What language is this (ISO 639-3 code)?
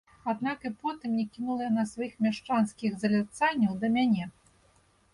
bel